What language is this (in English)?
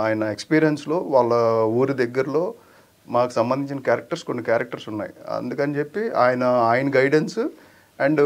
Telugu